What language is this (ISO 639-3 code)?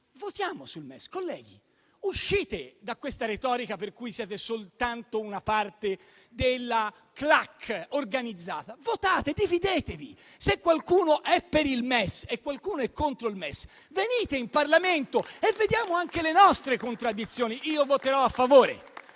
ita